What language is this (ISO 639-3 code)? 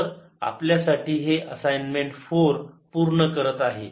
mar